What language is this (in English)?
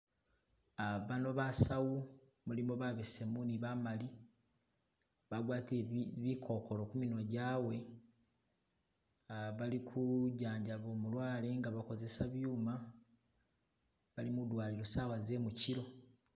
Masaaba